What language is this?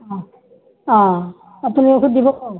Assamese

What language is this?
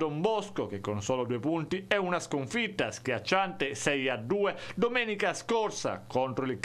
Italian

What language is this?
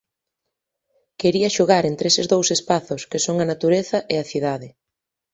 Galician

